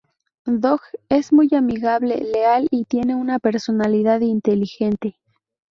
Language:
Spanish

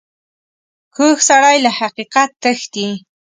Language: Pashto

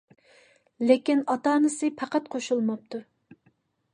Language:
Uyghur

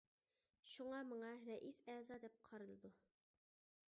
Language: Uyghur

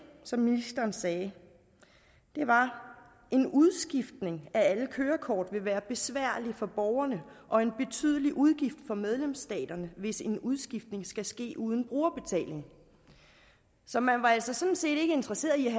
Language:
Danish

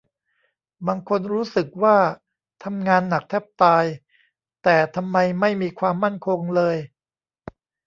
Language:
Thai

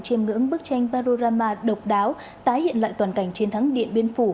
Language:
Vietnamese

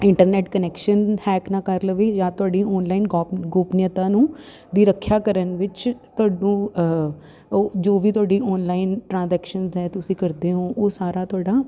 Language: Punjabi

